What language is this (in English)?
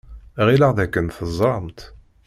Kabyle